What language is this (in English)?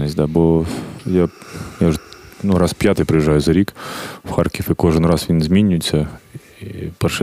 Ukrainian